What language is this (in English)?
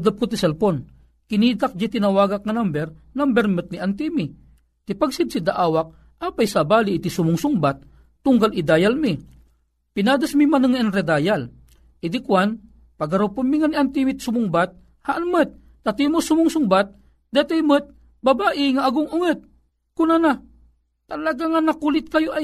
Filipino